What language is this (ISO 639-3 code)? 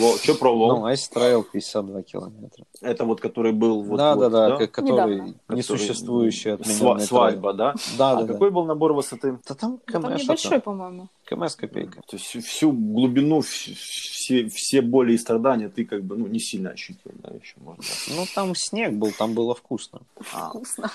rus